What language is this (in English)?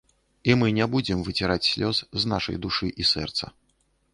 Belarusian